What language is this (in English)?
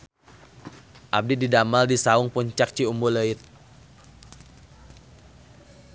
Sundanese